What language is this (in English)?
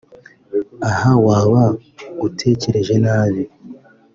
Kinyarwanda